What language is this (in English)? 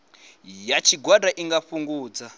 Venda